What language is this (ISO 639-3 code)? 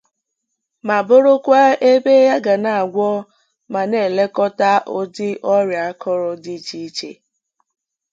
ibo